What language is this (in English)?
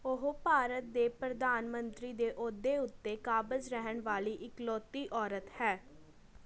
Punjabi